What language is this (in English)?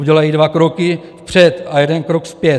Czech